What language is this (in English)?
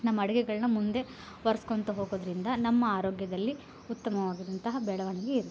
Kannada